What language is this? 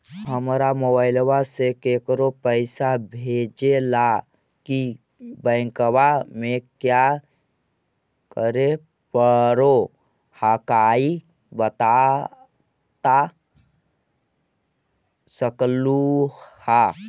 Magahi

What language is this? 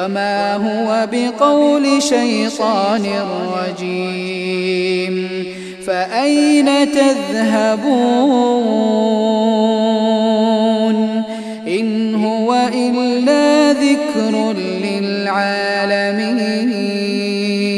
Arabic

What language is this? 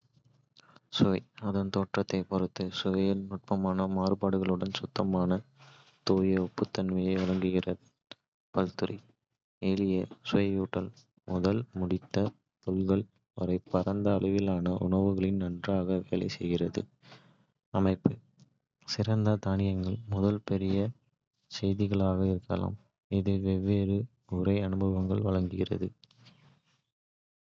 Kota (India)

